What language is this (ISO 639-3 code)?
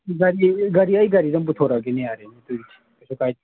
mni